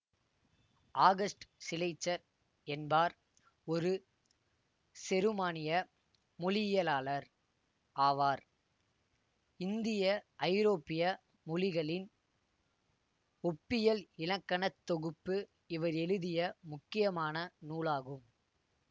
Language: Tamil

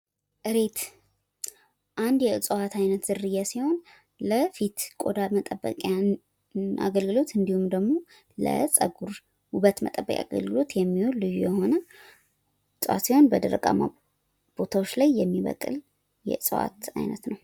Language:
Amharic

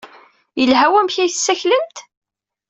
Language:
Kabyle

